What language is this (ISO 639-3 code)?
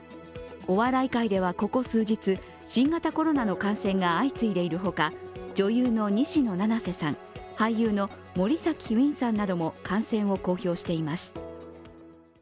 jpn